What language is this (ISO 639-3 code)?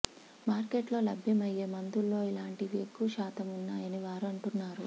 tel